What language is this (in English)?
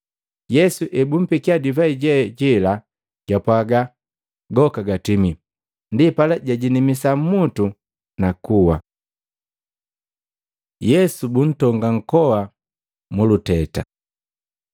Matengo